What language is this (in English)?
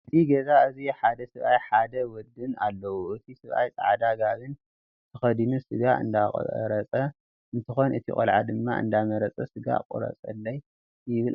Tigrinya